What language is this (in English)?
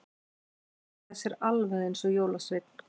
Icelandic